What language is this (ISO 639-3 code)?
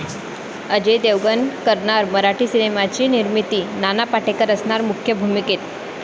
mar